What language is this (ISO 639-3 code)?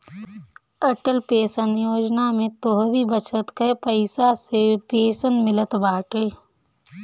bho